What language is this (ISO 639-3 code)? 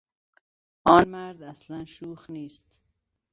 fas